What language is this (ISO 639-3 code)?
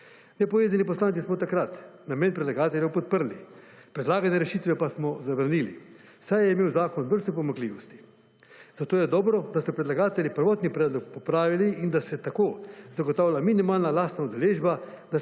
slv